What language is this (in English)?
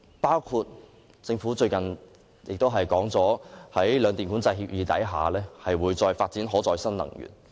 Cantonese